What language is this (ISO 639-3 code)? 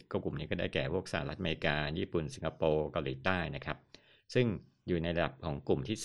tha